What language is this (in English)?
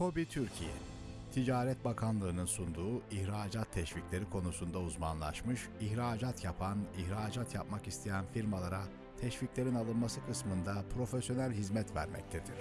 Turkish